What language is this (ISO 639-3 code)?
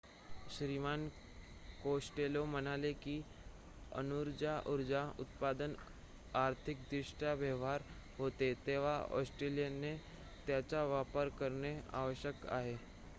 mar